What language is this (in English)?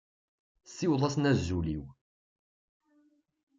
Kabyle